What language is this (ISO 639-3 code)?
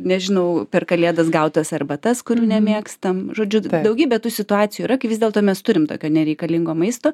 lit